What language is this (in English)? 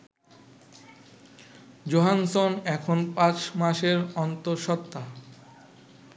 Bangla